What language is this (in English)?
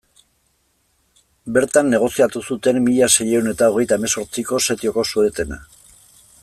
Basque